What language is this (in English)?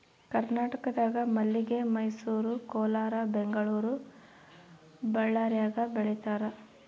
Kannada